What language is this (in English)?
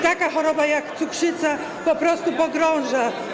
Polish